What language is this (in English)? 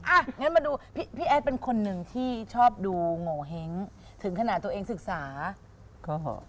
Thai